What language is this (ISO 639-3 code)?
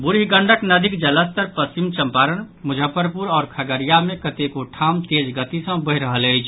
mai